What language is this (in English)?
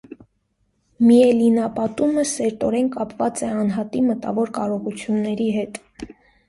Armenian